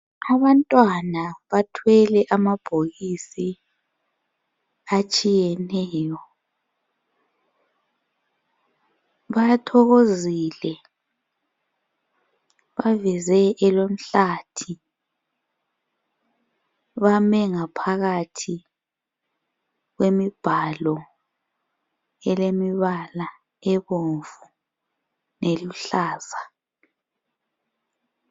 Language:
North Ndebele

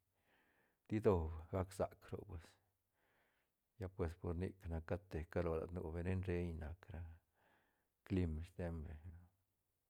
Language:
Santa Catarina Albarradas Zapotec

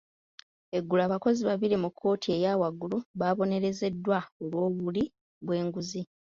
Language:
Ganda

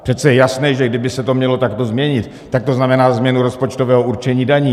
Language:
Czech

